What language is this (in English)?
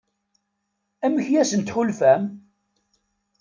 Kabyle